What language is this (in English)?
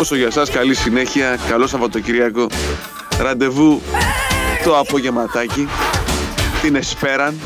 Greek